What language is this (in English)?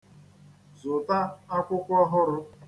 Igbo